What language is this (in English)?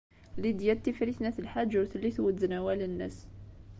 Kabyle